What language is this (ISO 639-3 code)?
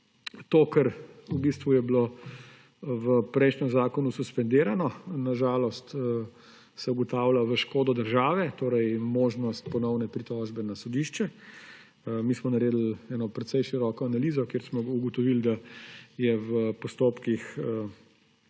slv